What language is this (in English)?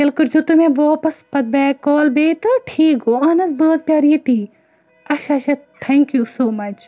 Kashmiri